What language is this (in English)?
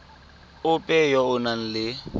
Tswana